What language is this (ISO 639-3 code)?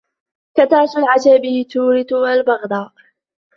ara